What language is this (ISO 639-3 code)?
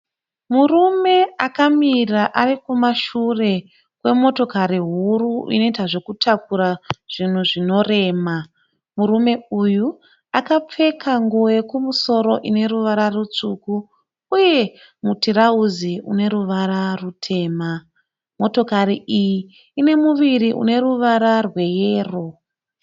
sna